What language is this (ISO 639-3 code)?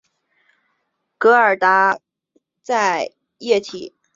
zho